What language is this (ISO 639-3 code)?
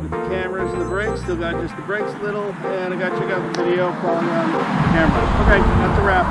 eng